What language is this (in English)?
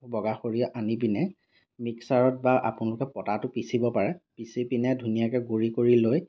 Assamese